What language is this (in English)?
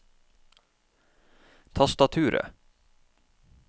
Norwegian